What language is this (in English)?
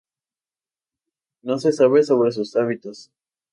Spanish